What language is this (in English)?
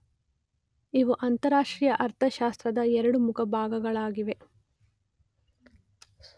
Kannada